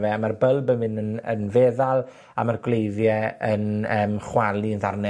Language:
Welsh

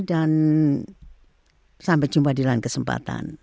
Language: Indonesian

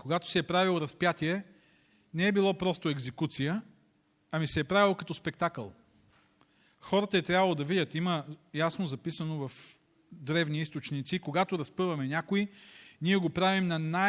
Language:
Bulgarian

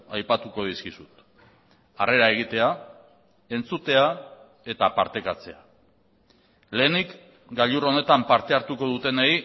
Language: Basque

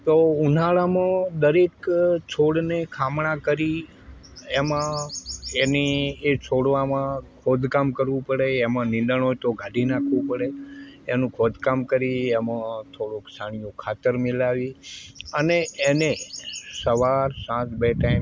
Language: Gujarati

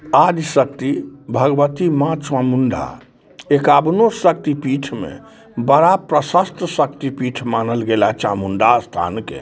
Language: Maithili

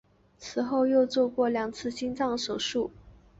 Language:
Chinese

